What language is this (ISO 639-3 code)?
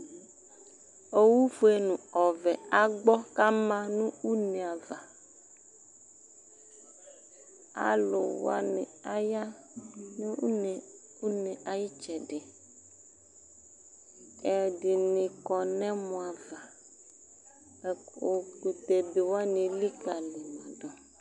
kpo